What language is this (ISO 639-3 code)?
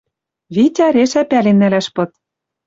mrj